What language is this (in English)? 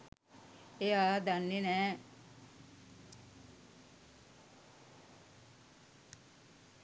Sinhala